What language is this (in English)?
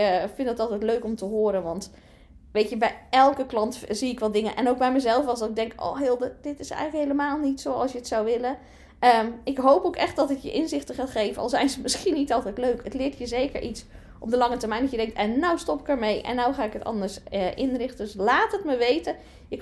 Dutch